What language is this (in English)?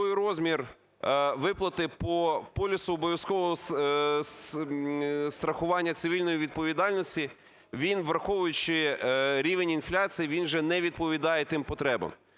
Ukrainian